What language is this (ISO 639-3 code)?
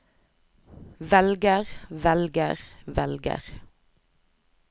nor